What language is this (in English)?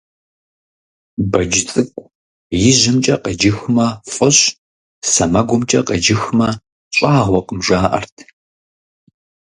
Kabardian